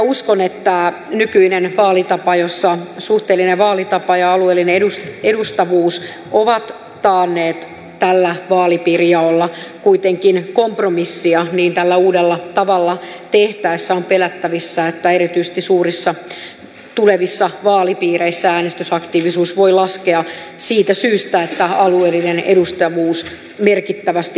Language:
Finnish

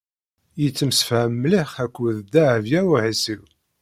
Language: Kabyle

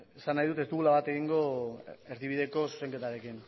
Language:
Basque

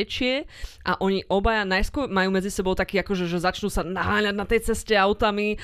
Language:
Slovak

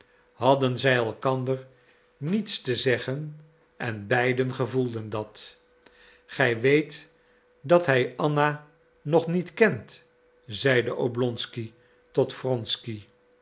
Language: Dutch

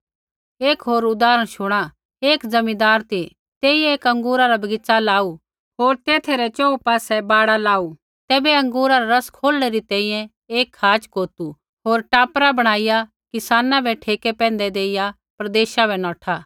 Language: Kullu Pahari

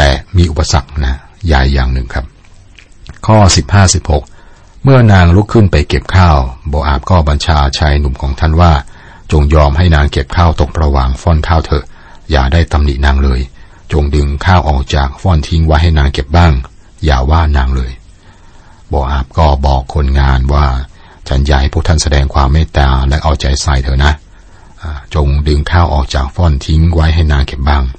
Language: Thai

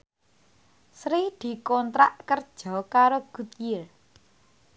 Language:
Javanese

